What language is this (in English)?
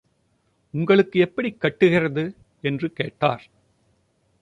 Tamil